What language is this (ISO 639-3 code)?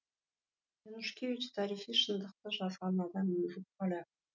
kaz